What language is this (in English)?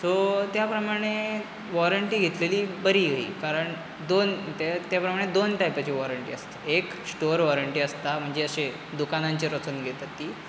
Konkani